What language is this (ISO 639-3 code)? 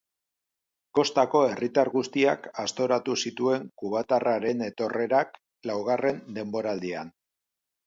eus